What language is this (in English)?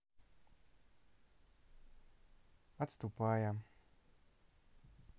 Russian